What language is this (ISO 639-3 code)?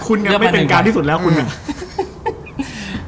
tha